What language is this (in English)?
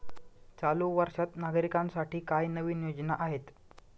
Marathi